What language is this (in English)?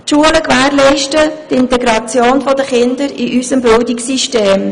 Swiss German